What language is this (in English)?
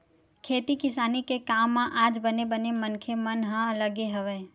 Chhattisgarhi